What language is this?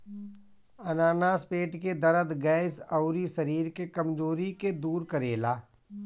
Bhojpuri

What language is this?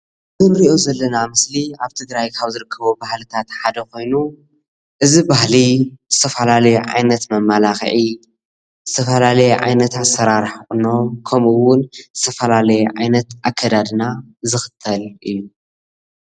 Tigrinya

